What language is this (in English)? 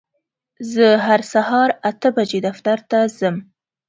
Pashto